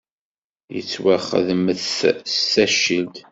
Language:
Kabyle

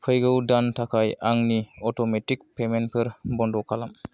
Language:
Bodo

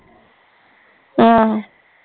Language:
Punjabi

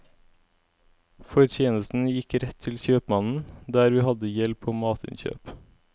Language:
Norwegian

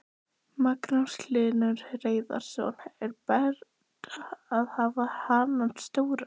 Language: Icelandic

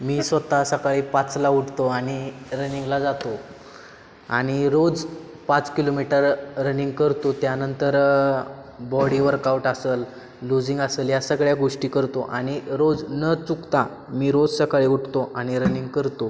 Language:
Marathi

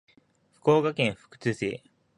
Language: Japanese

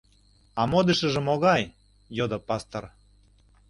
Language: Mari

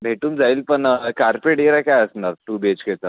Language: Marathi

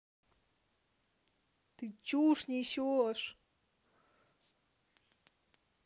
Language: Russian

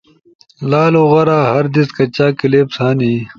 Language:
Ushojo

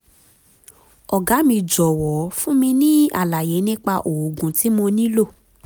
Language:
Yoruba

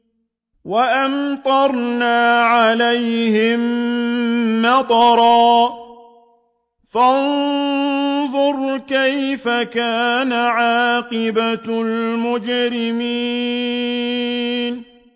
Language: Arabic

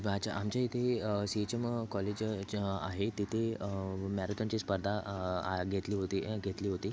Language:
Marathi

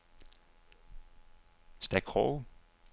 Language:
Danish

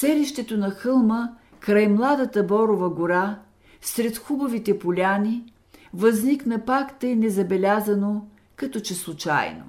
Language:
Bulgarian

